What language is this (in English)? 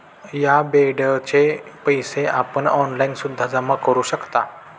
Marathi